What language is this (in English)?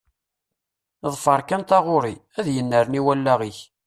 Kabyle